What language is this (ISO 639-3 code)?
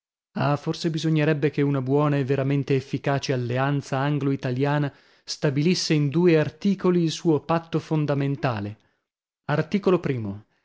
ita